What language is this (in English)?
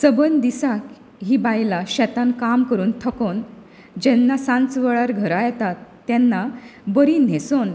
Konkani